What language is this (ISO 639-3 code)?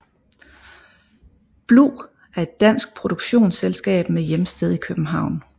dan